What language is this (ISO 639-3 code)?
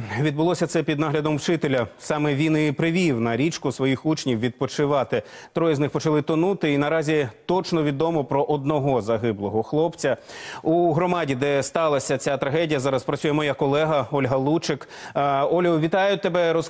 ukr